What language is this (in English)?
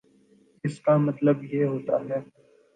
Urdu